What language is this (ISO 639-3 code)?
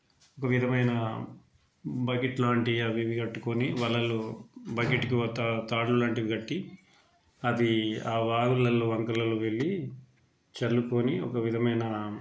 tel